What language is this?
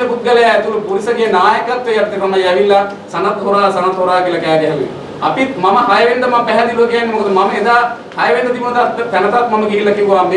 Sinhala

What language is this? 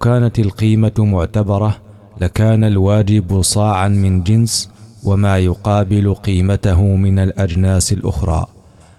Arabic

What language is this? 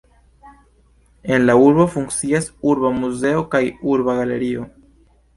Esperanto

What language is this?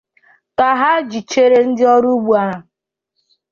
Igbo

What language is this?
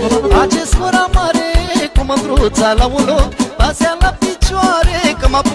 Romanian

